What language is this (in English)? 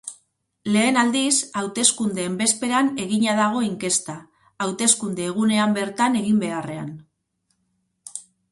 Basque